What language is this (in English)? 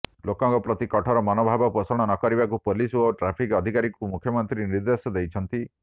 Odia